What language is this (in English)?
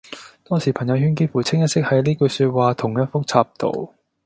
Cantonese